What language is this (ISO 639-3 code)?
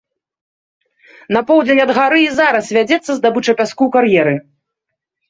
bel